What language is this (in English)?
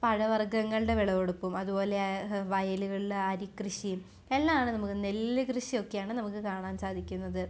Malayalam